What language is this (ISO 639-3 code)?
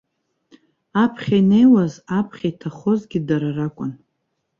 abk